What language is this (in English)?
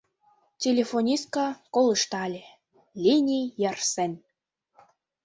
Mari